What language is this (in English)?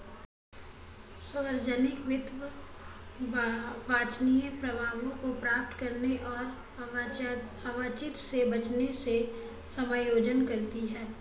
Hindi